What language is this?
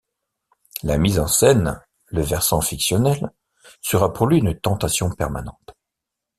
French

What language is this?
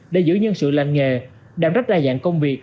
Vietnamese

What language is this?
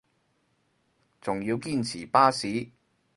Cantonese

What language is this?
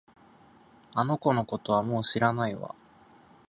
Japanese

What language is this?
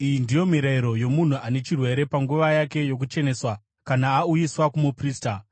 Shona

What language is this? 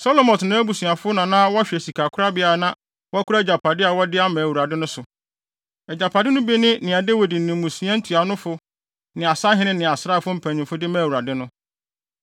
Akan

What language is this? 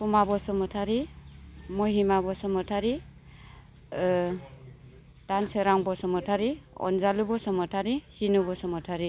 Bodo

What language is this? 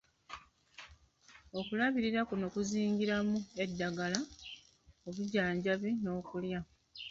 Ganda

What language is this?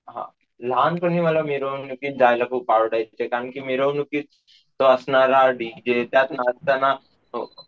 Marathi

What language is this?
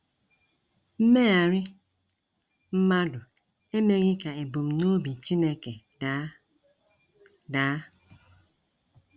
Igbo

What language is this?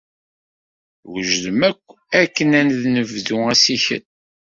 Kabyle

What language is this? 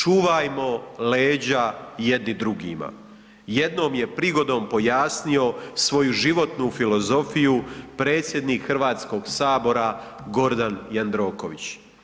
Croatian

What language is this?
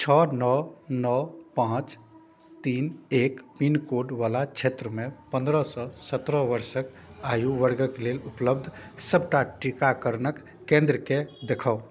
Maithili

